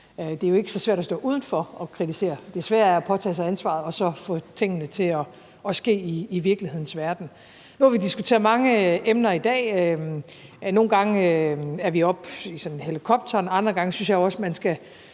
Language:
Danish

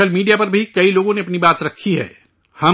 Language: Urdu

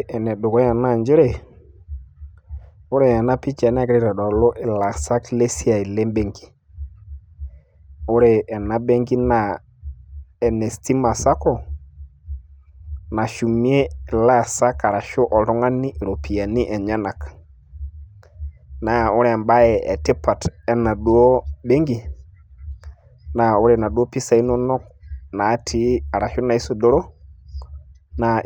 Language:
Masai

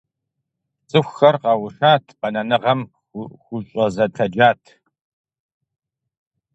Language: Kabardian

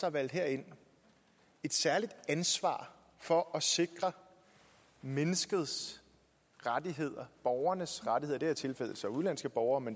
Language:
Danish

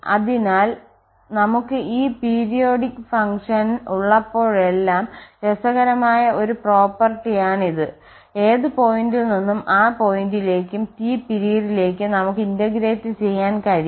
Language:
Malayalam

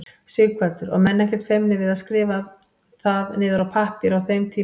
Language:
Icelandic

